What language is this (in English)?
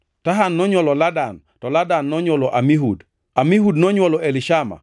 Luo (Kenya and Tanzania)